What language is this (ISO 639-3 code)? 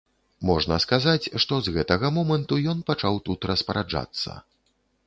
bel